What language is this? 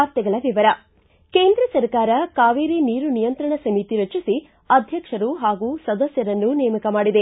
Kannada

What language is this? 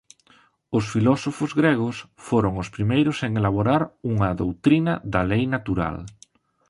Galician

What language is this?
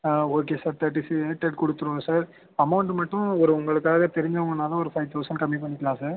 Tamil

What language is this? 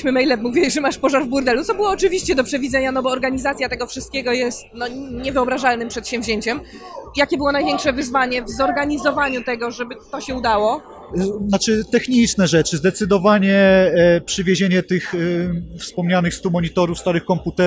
Polish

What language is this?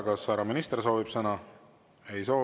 Estonian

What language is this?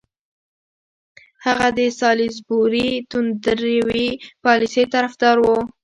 Pashto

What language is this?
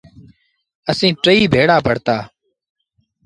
Sindhi Bhil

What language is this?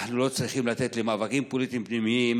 Hebrew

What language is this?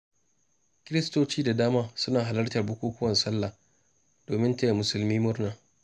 Hausa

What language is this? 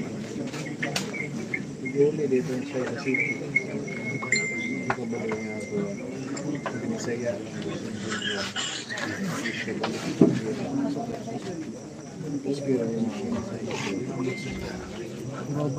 Filipino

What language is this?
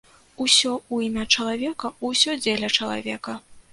Belarusian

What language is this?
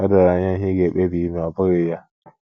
Igbo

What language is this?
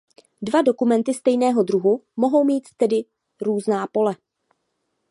Czech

